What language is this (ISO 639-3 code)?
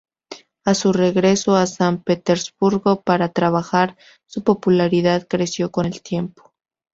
spa